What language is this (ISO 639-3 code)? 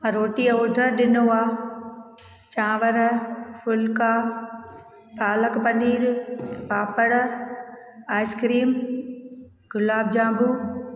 snd